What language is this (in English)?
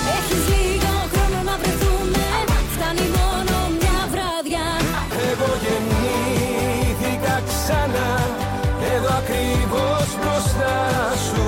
Greek